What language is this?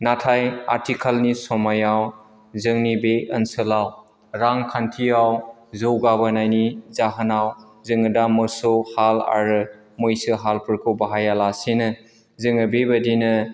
Bodo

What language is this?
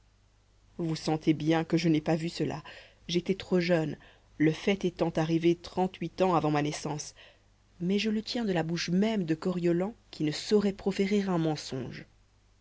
French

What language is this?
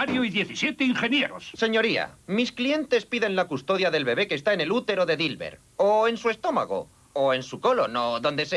Spanish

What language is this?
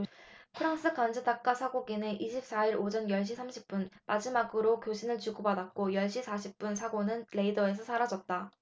Korean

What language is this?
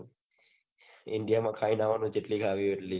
Gujarati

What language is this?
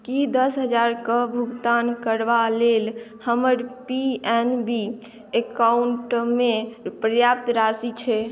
Maithili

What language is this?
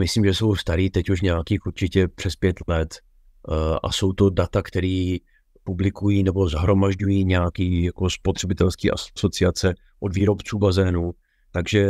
Czech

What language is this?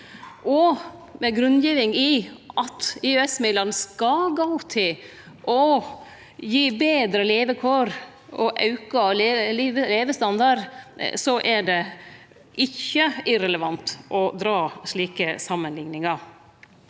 Norwegian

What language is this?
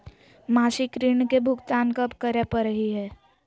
Magahi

